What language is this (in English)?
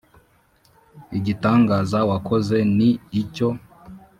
Kinyarwanda